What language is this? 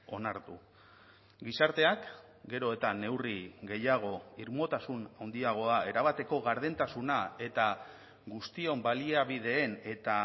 Basque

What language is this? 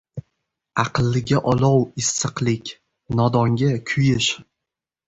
Uzbek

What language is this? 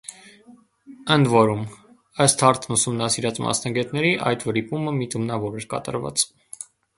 Armenian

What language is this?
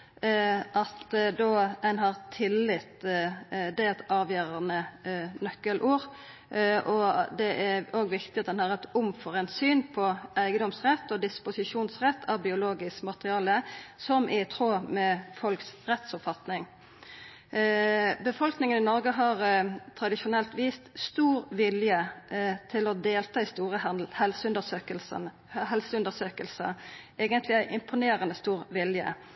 Norwegian Nynorsk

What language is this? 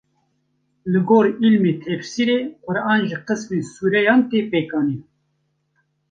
Kurdish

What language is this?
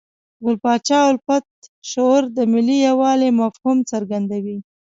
Pashto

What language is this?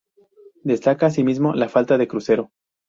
Spanish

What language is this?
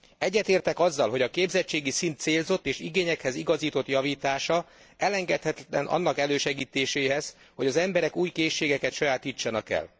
Hungarian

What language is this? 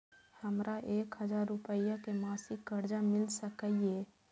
Maithili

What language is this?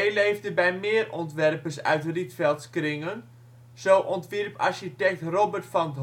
Dutch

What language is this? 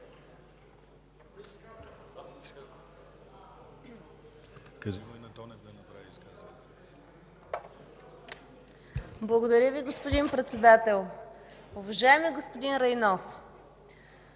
Bulgarian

